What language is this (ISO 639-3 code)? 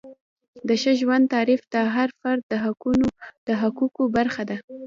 pus